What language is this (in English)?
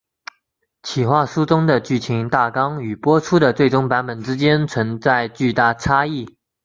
Chinese